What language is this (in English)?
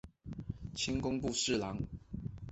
Chinese